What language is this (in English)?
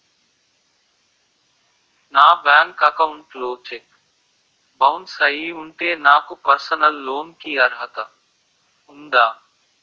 Telugu